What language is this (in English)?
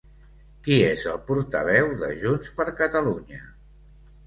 Catalan